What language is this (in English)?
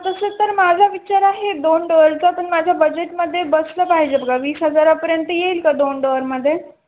Marathi